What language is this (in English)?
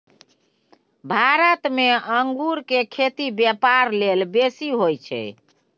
Maithili